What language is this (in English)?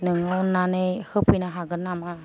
Bodo